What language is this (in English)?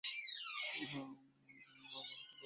Bangla